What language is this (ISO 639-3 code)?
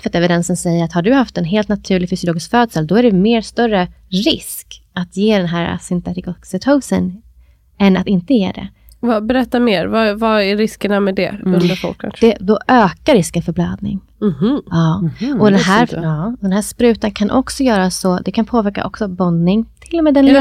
swe